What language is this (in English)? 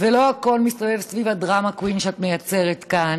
Hebrew